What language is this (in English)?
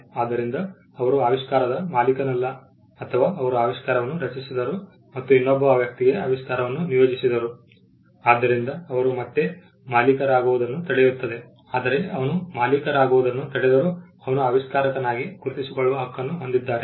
Kannada